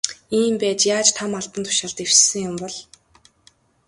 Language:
Mongolian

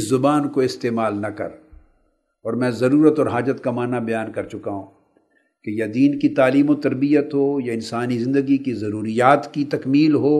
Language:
Urdu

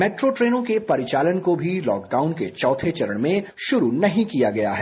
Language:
Hindi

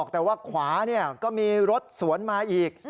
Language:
Thai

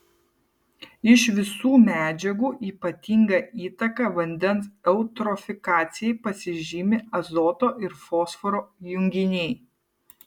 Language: Lithuanian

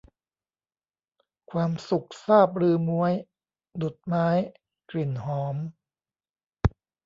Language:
Thai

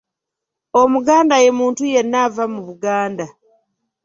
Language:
Ganda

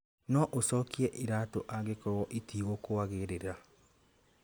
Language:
Kikuyu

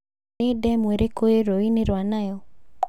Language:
Kikuyu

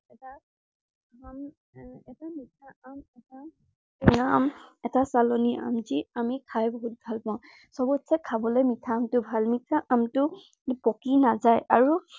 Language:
Assamese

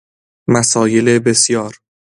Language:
Persian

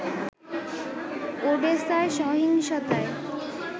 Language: Bangla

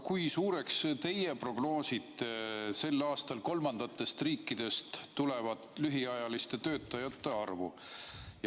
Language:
Estonian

